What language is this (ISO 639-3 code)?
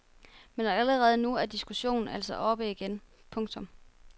dan